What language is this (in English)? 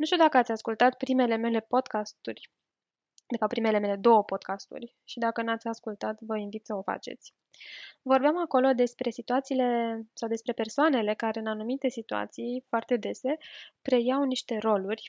Romanian